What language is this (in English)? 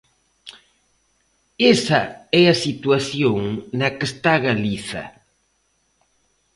Galician